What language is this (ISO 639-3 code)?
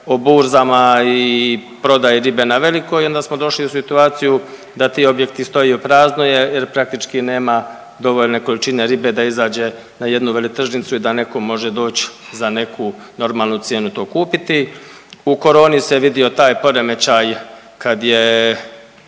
hrv